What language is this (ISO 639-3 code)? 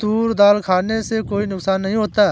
hin